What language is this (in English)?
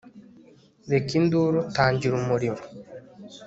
Kinyarwanda